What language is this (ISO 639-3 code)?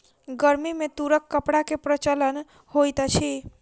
mai